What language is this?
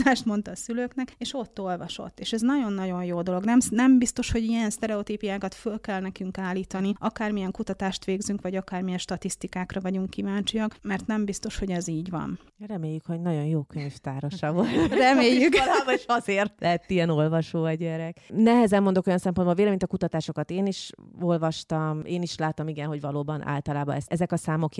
Hungarian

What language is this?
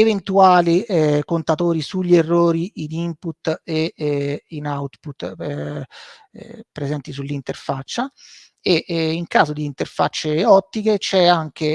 Italian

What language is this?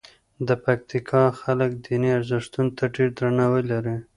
Pashto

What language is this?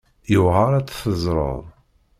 Kabyle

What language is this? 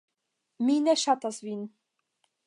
Esperanto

